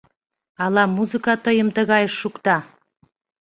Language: Mari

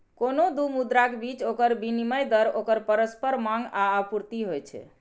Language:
Maithili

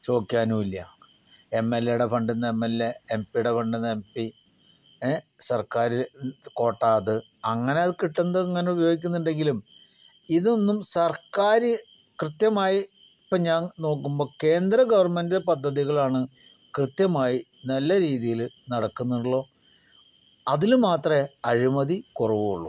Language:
Malayalam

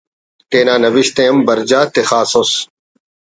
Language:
Brahui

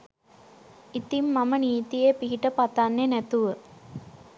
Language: Sinhala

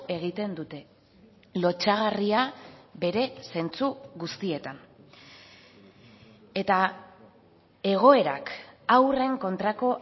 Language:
Basque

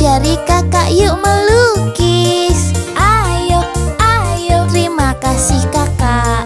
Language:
Indonesian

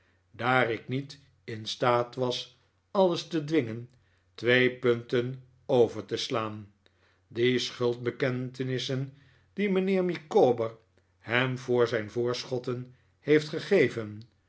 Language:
Dutch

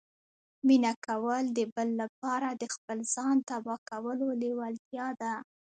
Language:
Pashto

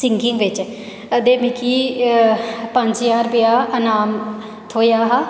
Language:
Dogri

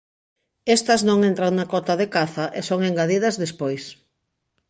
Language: Galician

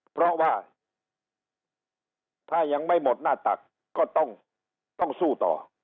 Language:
Thai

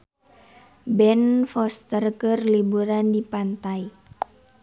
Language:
Sundanese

